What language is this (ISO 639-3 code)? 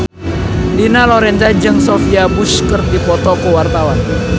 sun